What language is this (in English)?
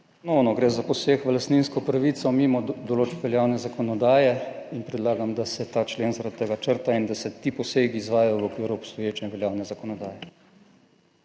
Slovenian